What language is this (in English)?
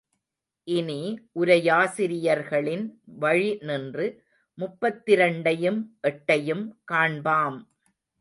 Tamil